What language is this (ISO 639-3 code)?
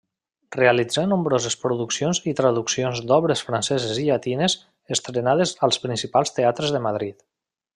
cat